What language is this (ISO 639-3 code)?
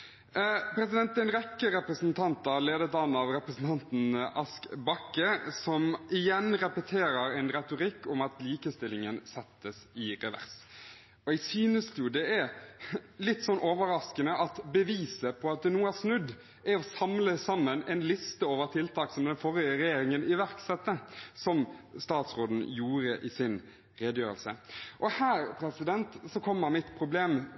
nob